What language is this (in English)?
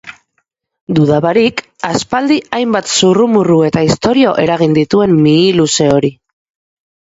Basque